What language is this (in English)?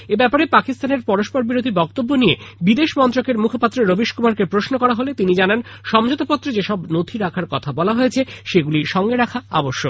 Bangla